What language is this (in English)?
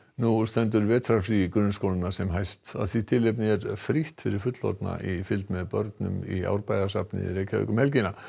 Icelandic